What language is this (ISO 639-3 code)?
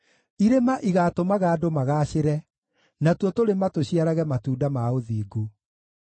kik